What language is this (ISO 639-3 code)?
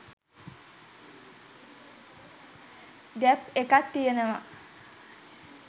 sin